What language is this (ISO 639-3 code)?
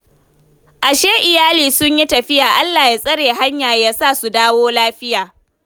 hau